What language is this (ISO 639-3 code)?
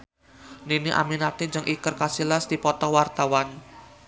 sun